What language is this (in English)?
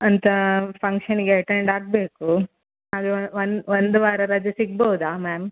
Kannada